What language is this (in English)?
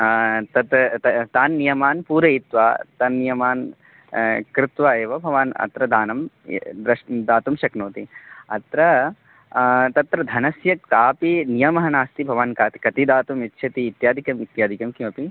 Sanskrit